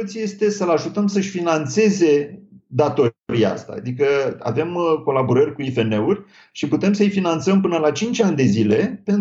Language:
Romanian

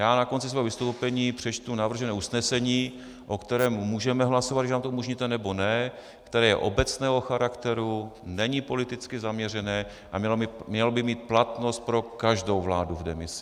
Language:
Czech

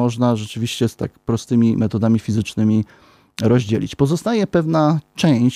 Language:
Polish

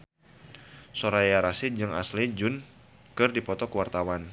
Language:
Sundanese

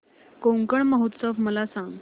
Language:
Marathi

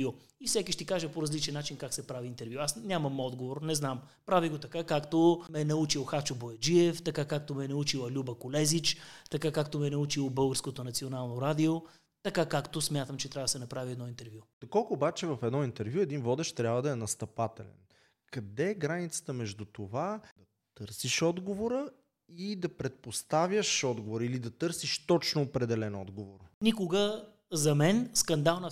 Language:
Bulgarian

